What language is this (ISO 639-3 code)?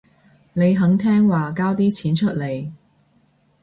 yue